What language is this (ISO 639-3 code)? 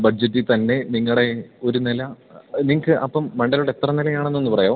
mal